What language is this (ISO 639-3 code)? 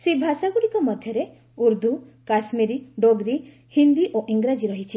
ori